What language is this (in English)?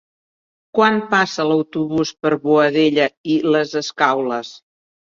Catalan